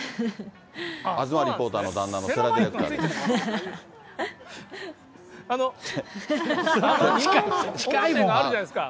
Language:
Japanese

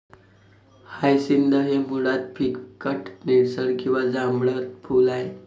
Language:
Marathi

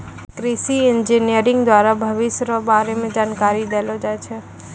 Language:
Maithili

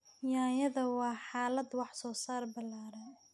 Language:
Somali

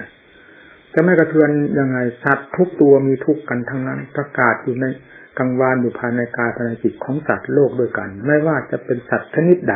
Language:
Thai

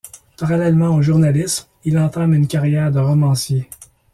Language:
French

